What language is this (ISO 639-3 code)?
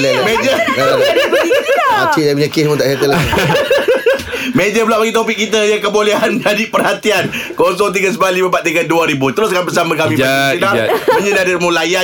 msa